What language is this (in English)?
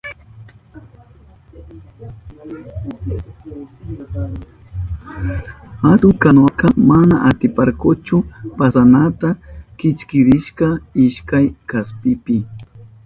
Southern Pastaza Quechua